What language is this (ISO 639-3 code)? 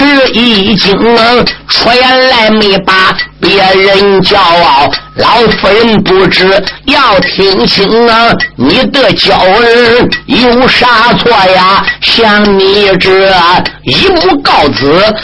zho